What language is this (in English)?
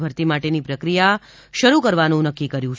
Gujarati